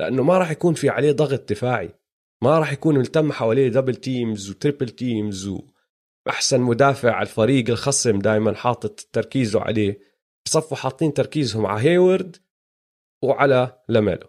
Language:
Arabic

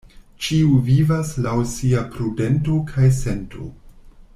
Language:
Esperanto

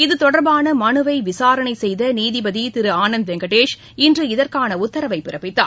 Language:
Tamil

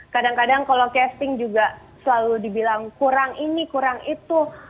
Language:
Indonesian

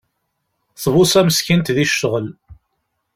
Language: Kabyle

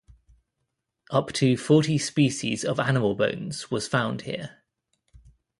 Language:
English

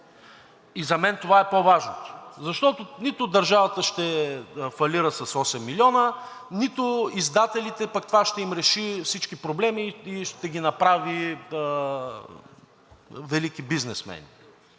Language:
Bulgarian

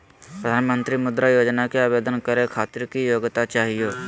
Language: Magahi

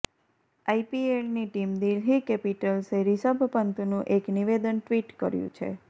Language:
Gujarati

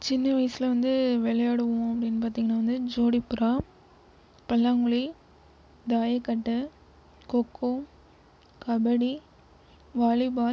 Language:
Tamil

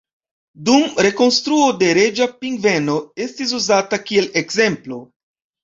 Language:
Esperanto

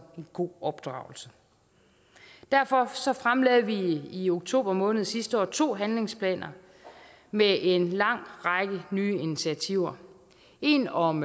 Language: Danish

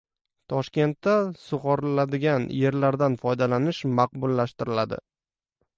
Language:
Uzbek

